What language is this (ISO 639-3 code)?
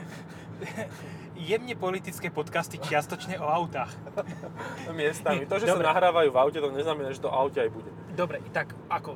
slk